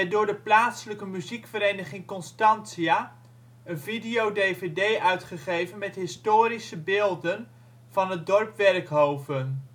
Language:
Dutch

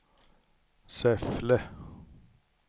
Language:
Swedish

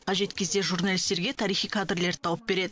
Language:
Kazakh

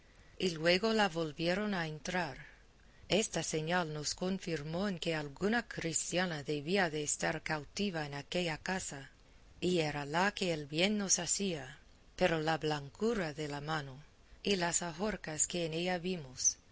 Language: Spanish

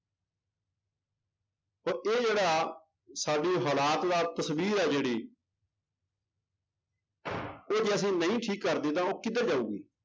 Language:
Punjabi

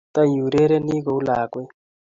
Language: Kalenjin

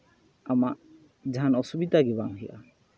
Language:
Santali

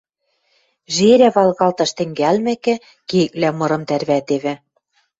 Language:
Western Mari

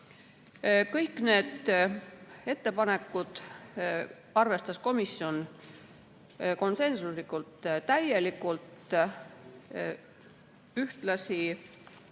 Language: Estonian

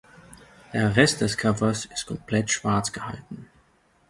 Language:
German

